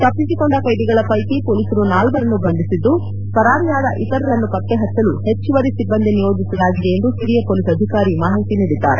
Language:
Kannada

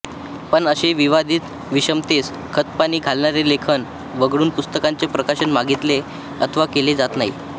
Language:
Marathi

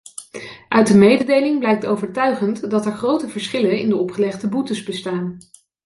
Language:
Dutch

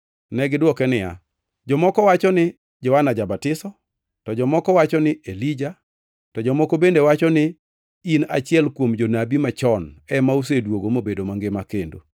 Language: Luo (Kenya and Tanzania)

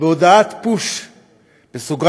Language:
Hebrew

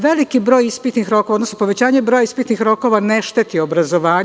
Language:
Serbian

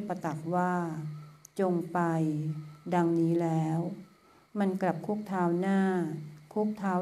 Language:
Thai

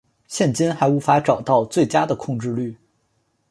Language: Chinese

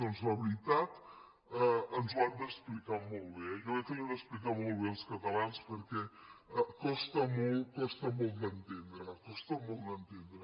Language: Catalan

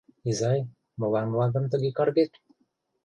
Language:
Mari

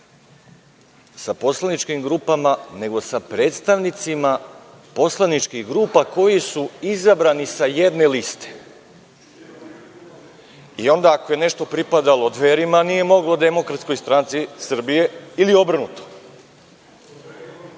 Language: Serbian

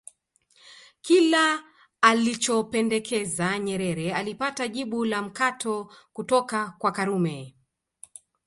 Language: Swahili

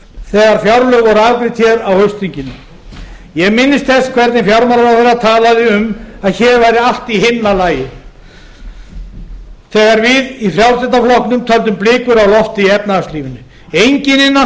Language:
Icelandic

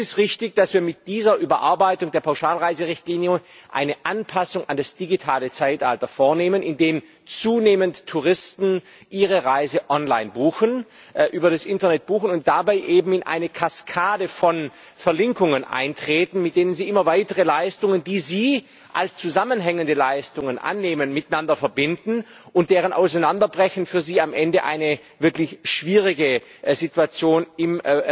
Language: German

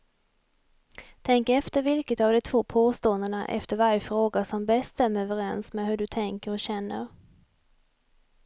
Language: Swedish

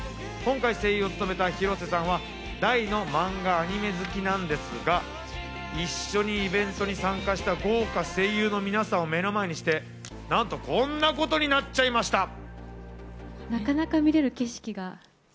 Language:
Japanese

